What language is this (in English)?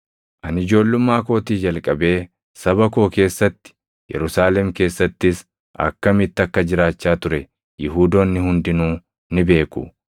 Oromo